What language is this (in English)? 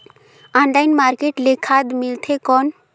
Chhattisgarhi